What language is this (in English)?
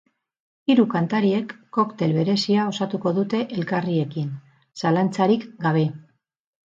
Basque